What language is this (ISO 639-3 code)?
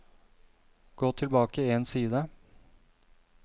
nor